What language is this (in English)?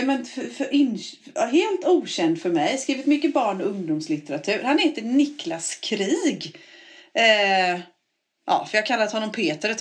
Swedish